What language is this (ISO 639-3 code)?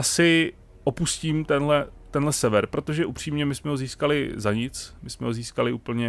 ces